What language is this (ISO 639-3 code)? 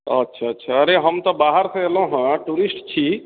mai